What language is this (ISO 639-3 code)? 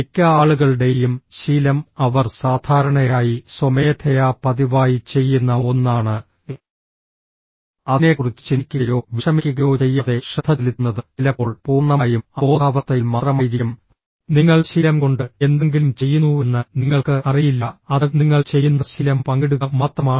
mal